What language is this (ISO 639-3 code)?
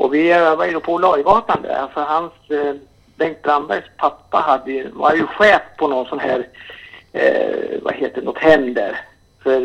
swe